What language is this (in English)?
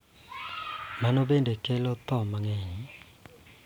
Luo (Kenya and Tanzania)